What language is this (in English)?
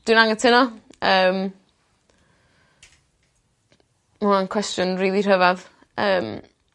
Welsh